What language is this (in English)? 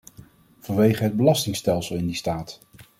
Dutch